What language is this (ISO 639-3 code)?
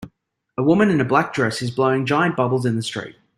eng